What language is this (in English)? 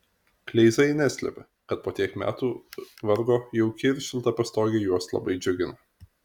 Lithuanian